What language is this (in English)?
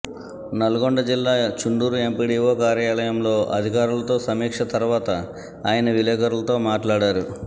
Telugu